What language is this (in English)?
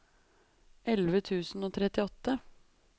Norwegian